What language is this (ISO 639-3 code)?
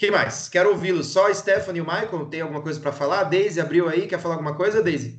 por